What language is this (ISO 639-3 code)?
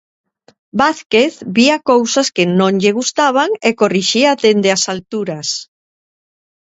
glg